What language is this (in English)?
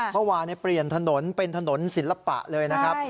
Thai